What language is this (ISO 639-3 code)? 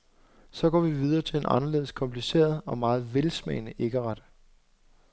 dan